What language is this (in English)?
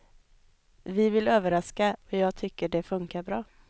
Swedish